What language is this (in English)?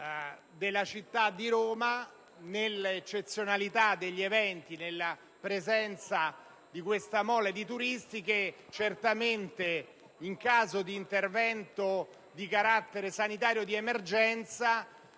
Italian